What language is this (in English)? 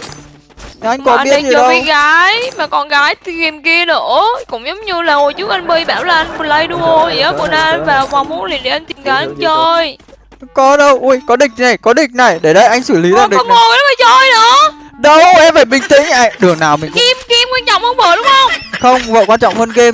Vietnamese